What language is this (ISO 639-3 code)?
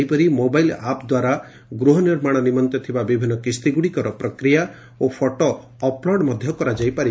ori